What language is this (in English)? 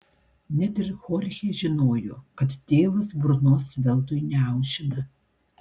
Lithuanian